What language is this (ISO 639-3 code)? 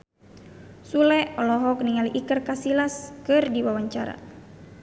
sun